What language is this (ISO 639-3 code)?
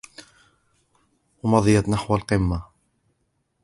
ara